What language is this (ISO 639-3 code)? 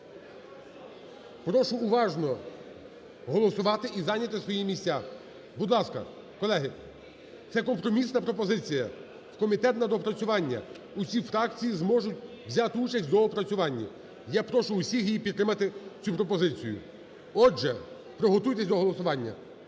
ukr